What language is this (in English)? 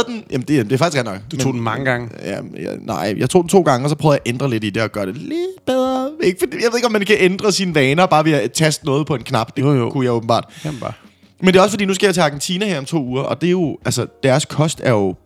Danish